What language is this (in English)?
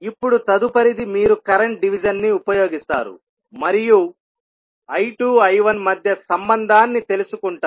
Telugu